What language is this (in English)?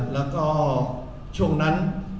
Thai